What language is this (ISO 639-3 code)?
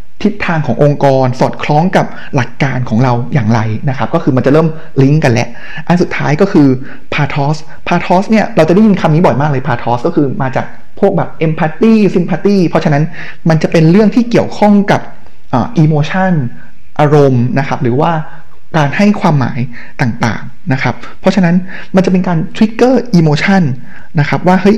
tha